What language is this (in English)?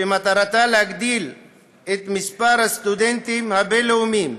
Hebrew